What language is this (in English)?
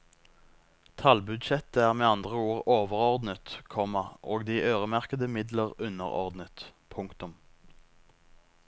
Norwegian